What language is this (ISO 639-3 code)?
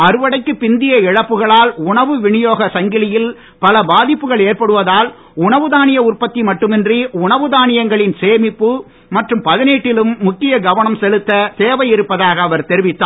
tam